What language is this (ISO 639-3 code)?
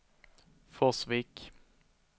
swe